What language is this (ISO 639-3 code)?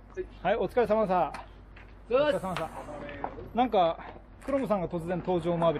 jpn